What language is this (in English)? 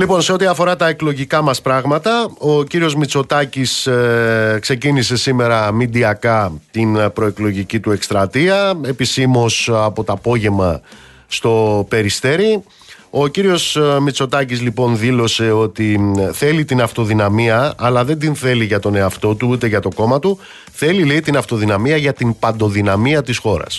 Greek